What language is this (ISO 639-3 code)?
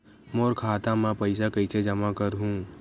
hne